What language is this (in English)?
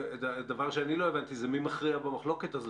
Hebrew